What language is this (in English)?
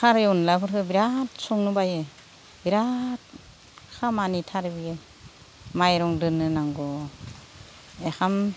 Bodo